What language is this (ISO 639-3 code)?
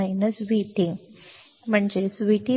mar